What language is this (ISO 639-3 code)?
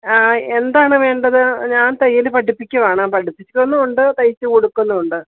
mal